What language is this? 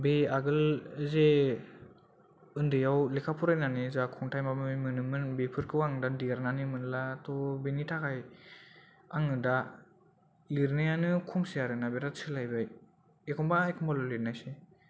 Bodo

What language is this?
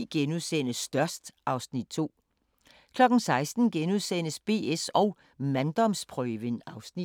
Danish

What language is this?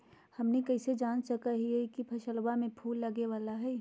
Magahi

